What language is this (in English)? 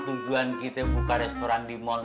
Indonesian